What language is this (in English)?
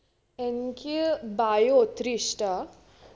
Malayalam